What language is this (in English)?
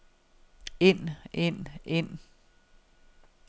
Danish